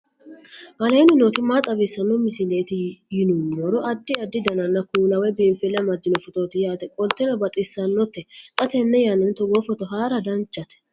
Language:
Sidamo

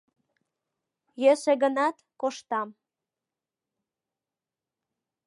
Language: Mari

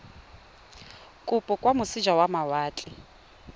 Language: Tswana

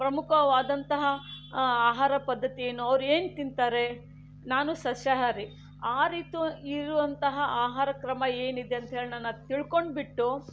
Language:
Kannada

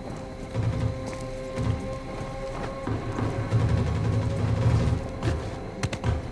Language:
Italian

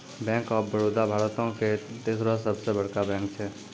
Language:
Maithili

